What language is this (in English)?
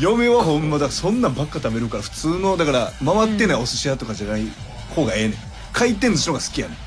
Japanese